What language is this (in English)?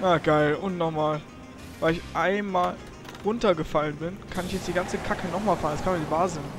German